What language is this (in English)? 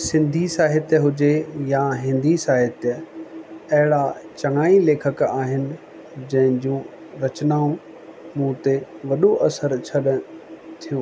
Sindhi